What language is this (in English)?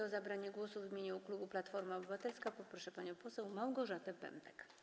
Polish